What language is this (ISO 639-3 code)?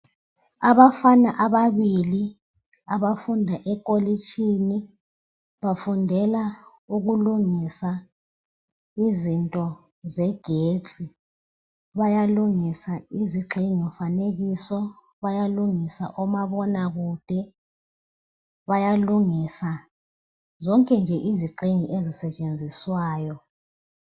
nde